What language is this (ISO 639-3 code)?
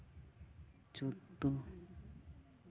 sat